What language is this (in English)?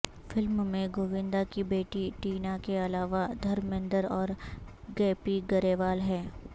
Urdu